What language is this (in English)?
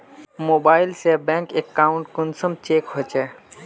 Magahi